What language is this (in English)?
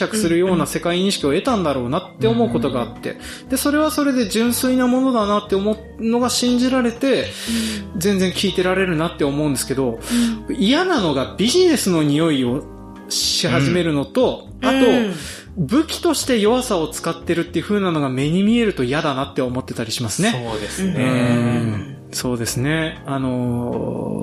Japanese